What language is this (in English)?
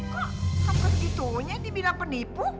Indonesian